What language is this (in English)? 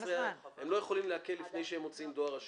Hebrew